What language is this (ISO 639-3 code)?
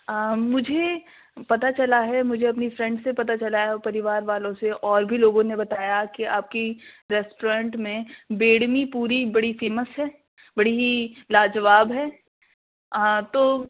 urd